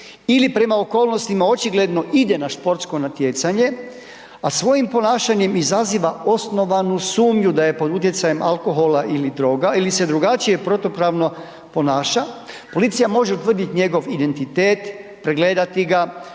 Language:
Croatian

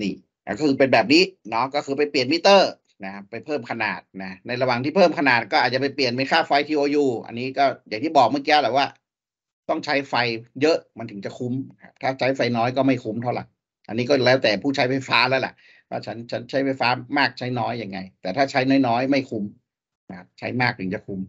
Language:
Thai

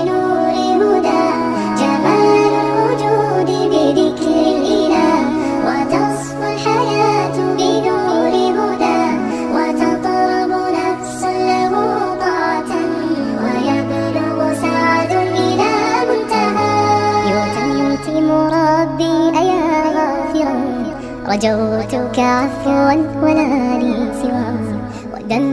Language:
Arabic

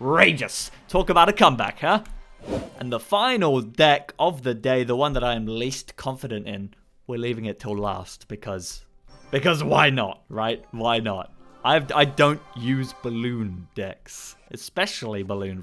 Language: English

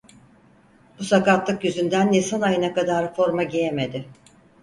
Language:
Turkish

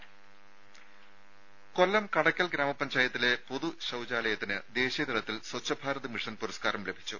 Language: Malayalam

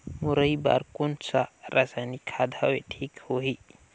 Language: Chhattisgarhi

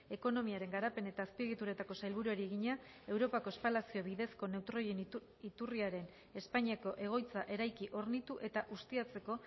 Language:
Basque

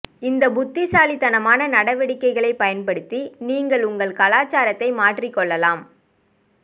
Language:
Tamil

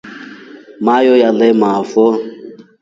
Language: Rombo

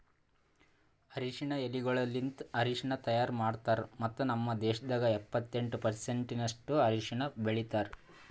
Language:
Kannada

